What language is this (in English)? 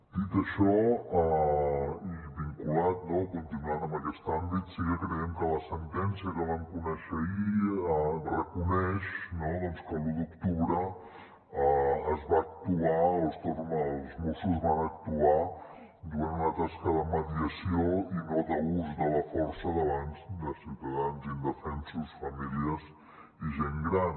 Catalan